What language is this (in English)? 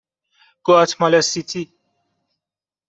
Persian